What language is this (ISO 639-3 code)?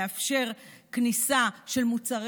heb